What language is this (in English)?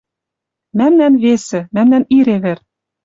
Western Mari